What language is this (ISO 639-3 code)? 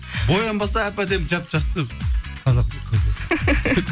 kaz